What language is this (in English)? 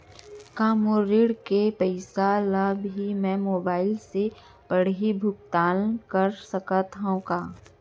Chhattisgarhi